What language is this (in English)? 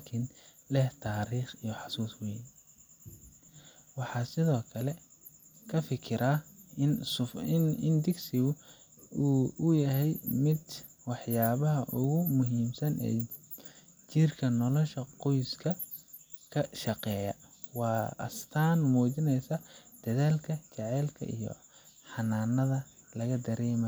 Somali